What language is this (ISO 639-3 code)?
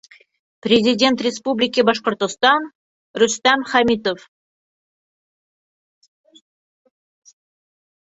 bak